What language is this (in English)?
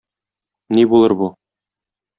Tatar